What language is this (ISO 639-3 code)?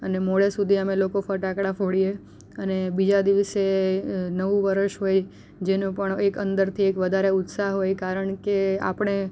guj